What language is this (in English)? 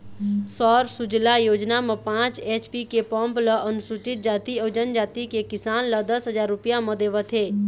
Chhattisgarhi